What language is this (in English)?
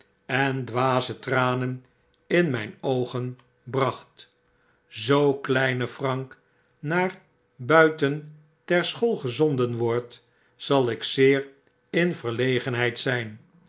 Dutch